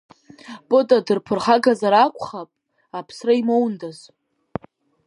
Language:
Abkhazian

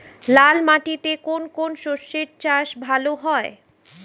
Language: Bangla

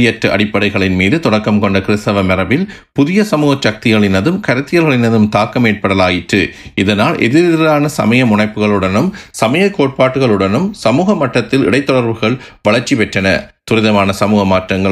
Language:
Tamil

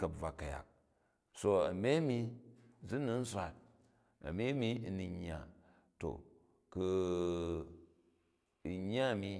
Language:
Jju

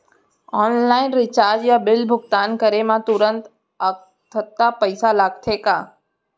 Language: Chhattisgarhi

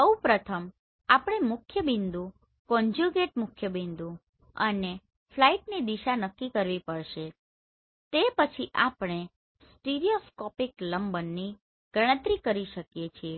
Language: Gujarati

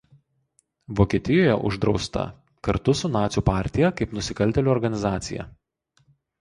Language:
Lithuanian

